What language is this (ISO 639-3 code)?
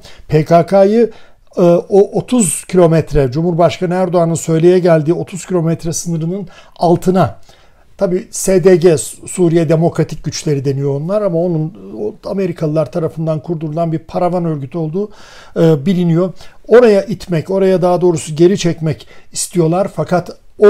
tur